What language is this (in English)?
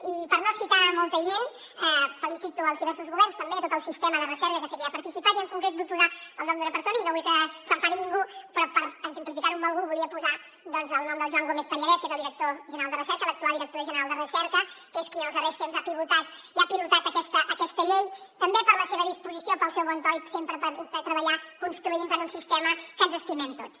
Catalan